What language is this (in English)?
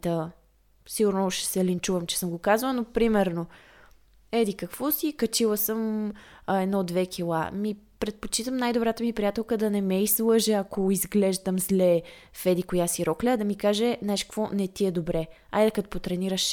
Bulgarian